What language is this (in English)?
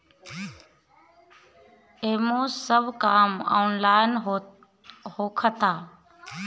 Bhojpuri